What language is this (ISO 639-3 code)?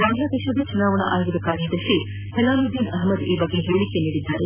kan